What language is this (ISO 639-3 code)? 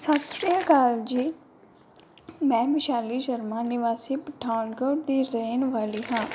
pan